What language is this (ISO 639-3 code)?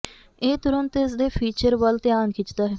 pan